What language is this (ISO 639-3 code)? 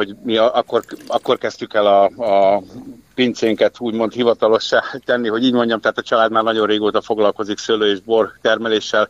hun